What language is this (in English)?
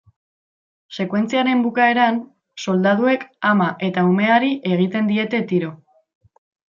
Basque